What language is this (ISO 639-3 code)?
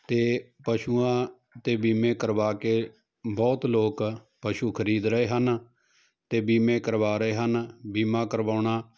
pan